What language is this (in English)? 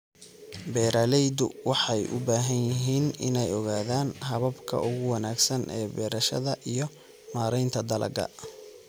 Somali